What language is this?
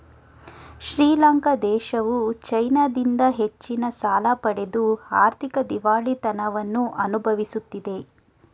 Kannada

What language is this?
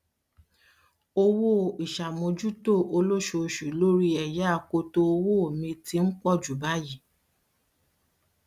Yoruba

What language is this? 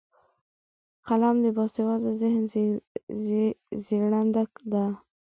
Pashto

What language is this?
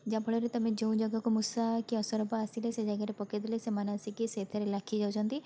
Odia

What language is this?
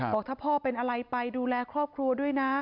Thai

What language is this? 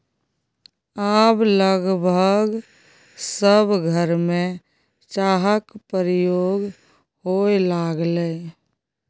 Maithili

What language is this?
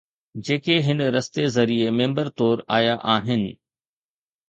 Sindhi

